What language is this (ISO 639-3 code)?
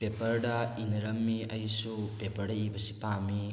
mni